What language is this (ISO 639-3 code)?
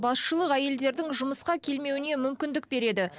kaz